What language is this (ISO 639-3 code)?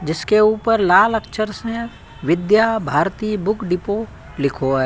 hin